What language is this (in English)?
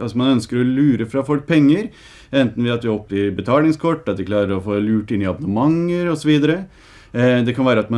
Norwegian